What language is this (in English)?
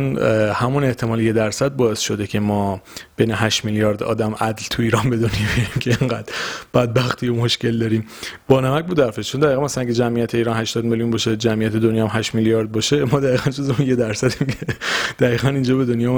Persian